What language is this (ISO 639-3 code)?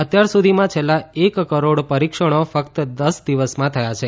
guj